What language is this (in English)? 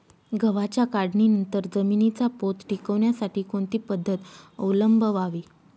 Marathi